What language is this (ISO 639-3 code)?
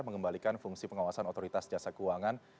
ind